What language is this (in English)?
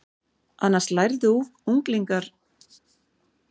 Icelandic